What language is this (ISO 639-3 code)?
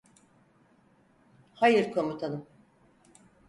tur